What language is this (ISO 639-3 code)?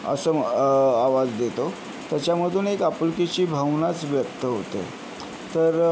mar